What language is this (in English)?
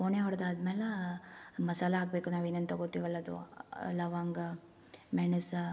Kannada